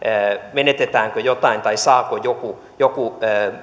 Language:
Finnish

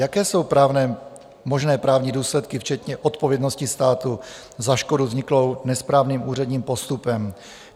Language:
Czech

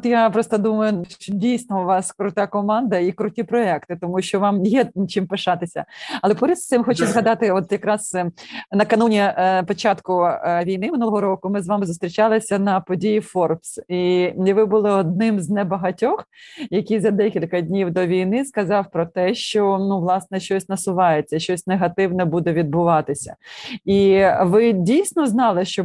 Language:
Ukrainian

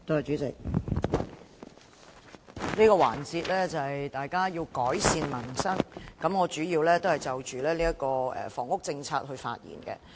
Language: Cantonese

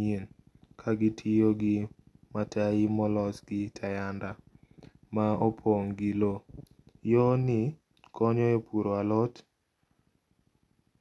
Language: Luo (Kenya and Tanzania)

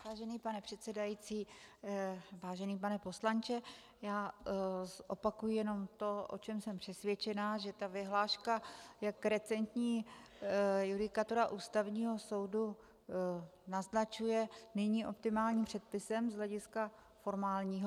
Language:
Czech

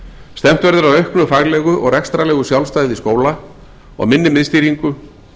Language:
Icelandic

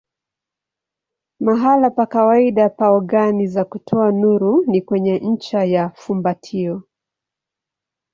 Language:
Swahili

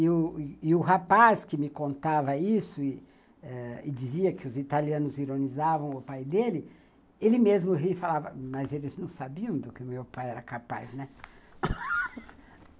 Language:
Portuguese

